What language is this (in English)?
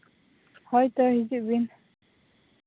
Santali